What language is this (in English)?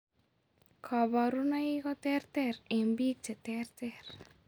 Kalenjin